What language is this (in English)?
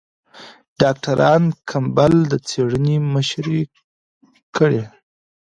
Pashto